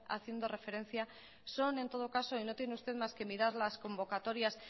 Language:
Spanish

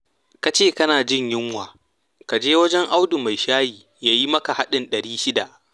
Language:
Hausa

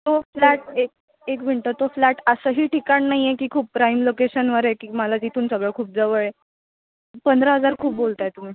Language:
Marathi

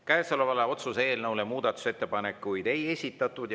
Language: Estonian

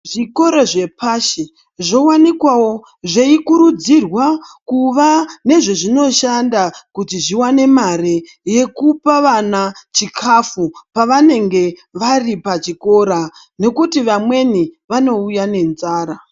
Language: Ndau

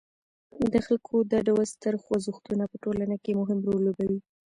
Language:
Pashto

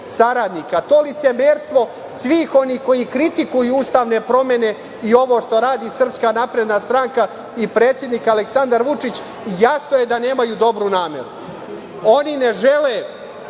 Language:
Serbian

